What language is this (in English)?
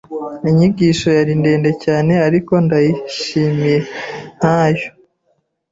Kinyarwanda